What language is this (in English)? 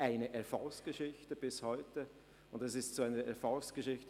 Swiss German